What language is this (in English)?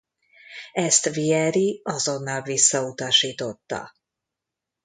Hungarian